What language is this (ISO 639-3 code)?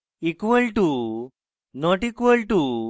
ben